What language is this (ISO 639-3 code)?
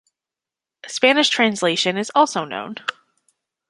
eng